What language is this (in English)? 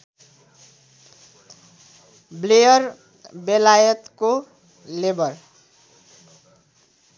Nepali